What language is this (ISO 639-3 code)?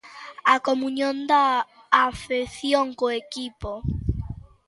glg